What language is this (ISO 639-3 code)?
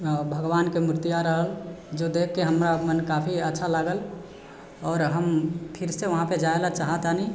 mai